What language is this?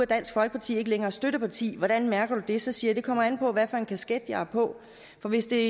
Danish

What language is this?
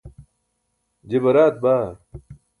Burushaski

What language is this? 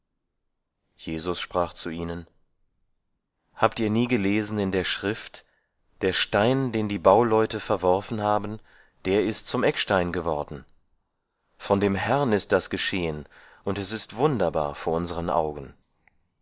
German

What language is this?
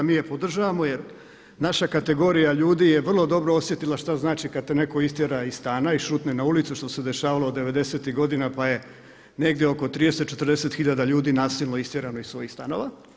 Croatian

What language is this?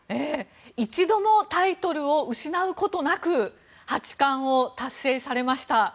Japanese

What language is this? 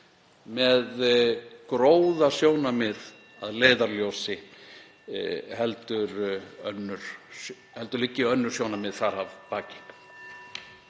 Icelandic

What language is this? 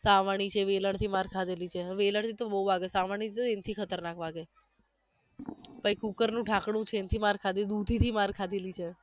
Gujarati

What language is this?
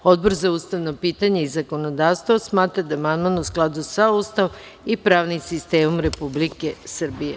Serbian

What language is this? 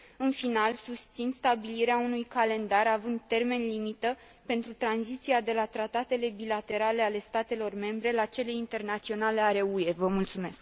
Romanian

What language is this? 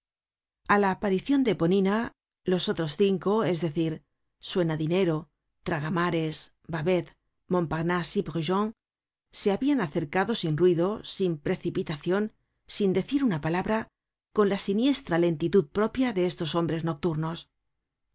Spanish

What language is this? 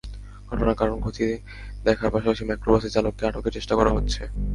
Bangla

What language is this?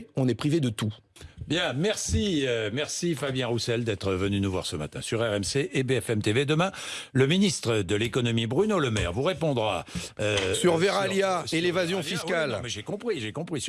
French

